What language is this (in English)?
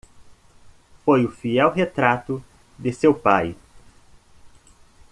Portuguese